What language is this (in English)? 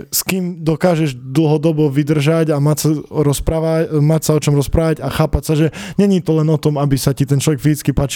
Slovak